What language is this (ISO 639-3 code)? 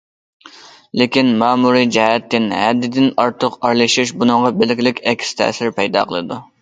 uig